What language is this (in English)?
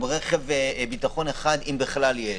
Hebrew